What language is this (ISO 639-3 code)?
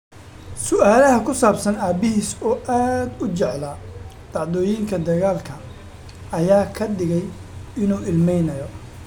som